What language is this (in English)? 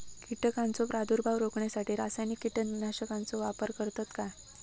Marathi